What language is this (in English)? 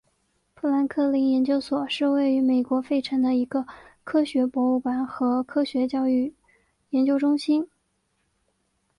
Chinese